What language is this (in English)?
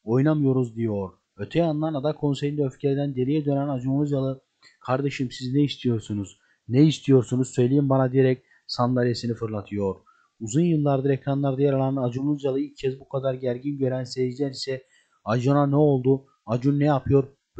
Turkish